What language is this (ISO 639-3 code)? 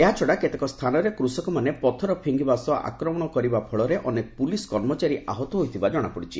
ori